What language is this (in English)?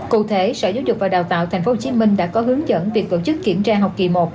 Vietnamese